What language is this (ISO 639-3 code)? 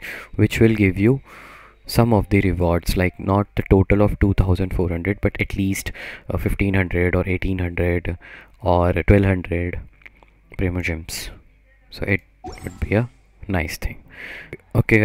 eng